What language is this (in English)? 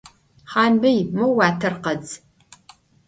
Adyghe